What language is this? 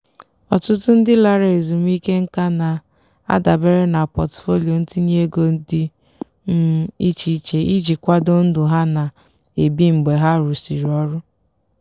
Igbo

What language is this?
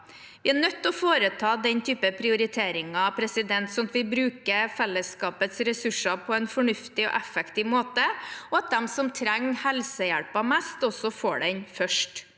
Norwegian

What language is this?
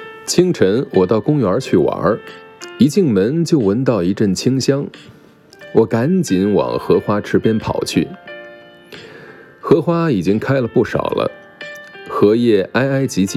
Chinese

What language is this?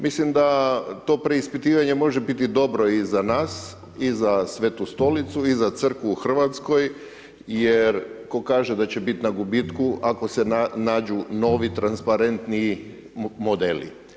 Croatian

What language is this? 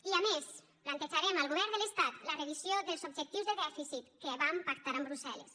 Catalan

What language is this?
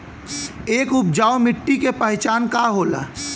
Bhojpuri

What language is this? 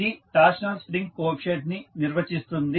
Telugu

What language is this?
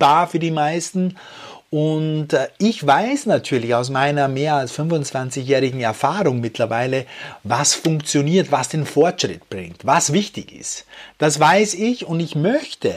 German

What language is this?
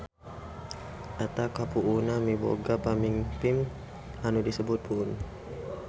Sundanese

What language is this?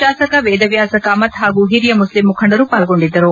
Kannada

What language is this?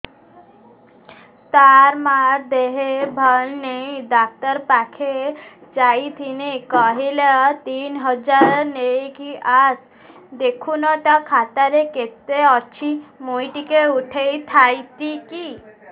Odia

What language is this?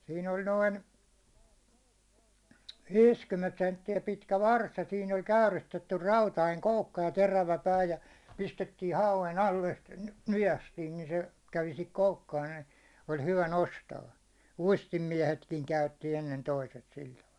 Finnish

